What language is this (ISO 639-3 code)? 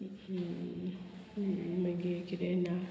kok